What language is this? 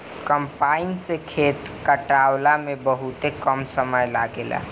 Bhojpuri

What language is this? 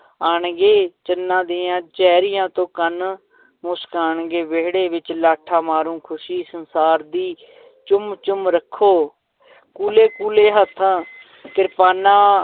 Punjabi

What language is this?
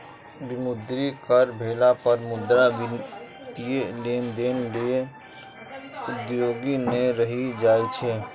Maithili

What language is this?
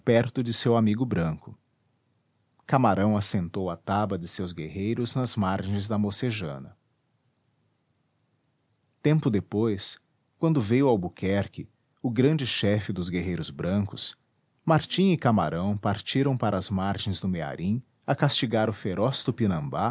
Portuguese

